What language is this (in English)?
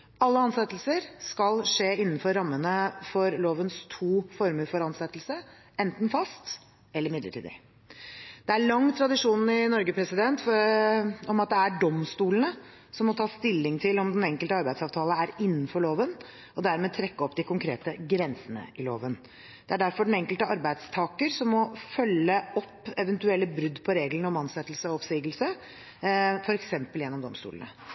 Norwegian Bokmål